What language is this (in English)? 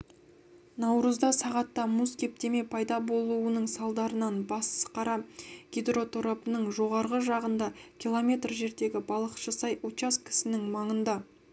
Kazakh